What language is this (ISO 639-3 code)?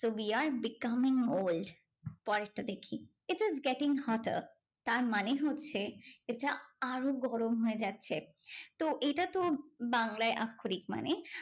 ben